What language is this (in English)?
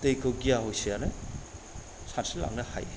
Bodo